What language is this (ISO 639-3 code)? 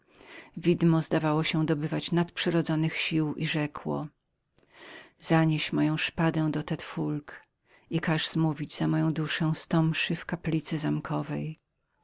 pol